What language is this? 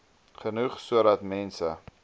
Afrikaans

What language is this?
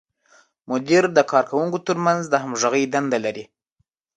Pashto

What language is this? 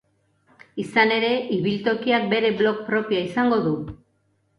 Basque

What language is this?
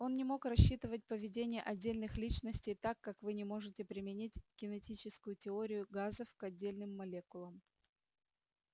Russian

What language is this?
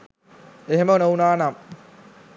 Sinhala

